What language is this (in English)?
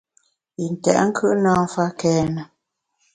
Bamun